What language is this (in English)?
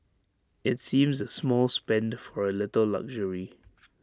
English